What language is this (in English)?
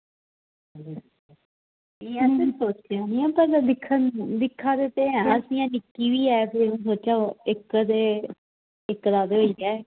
Dogri